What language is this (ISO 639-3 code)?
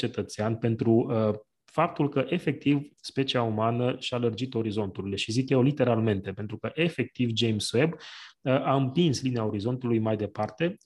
ron